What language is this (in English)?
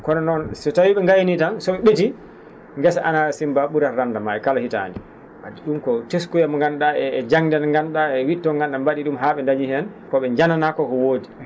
Fula